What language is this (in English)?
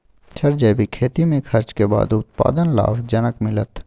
Maithili